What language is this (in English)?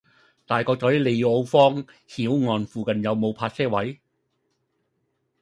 Cantonese